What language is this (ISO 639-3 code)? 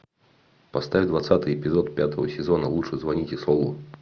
rus